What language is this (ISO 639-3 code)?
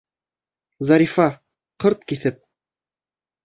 bak